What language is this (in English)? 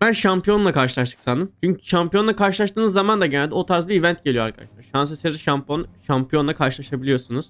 Turkish